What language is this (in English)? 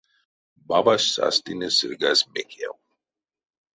Erzya